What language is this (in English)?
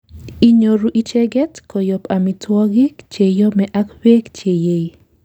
Kalenjin